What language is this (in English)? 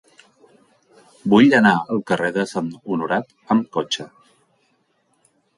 Catalan